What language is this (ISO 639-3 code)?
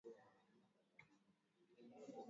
swa